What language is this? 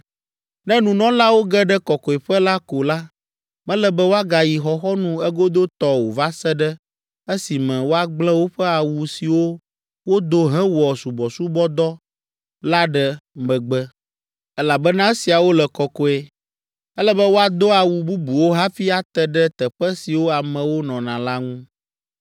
Ewe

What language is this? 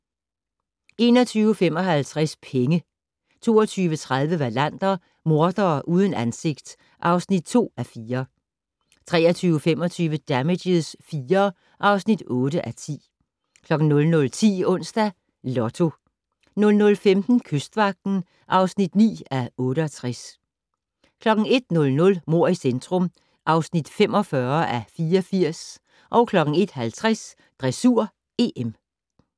Danish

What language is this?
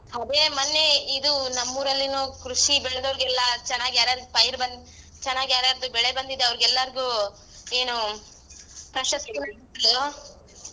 Kannada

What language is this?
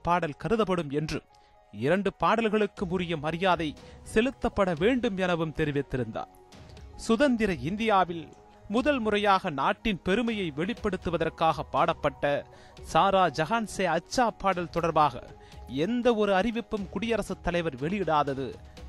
Tamil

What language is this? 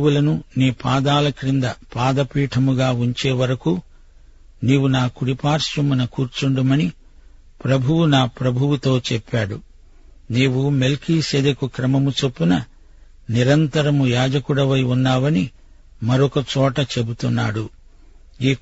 Telugu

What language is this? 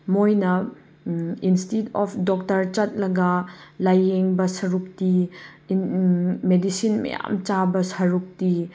Manipuri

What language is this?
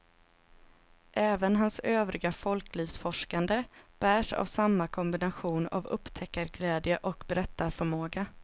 Swedish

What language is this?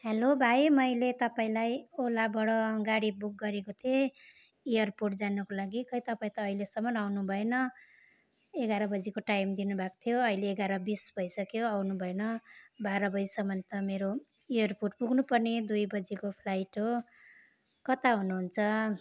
Nepali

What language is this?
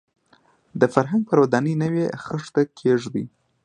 Pashto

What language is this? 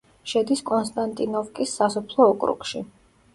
Georgian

